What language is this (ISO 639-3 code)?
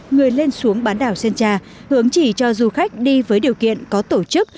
vie